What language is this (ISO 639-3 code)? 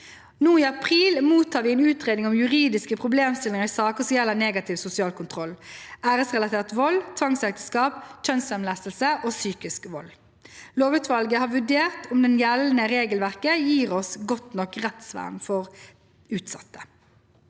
nor